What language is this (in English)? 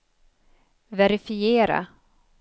Swedish